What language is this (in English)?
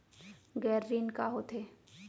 Chhattisgarhi